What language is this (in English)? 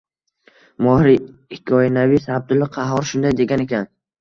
Uzbek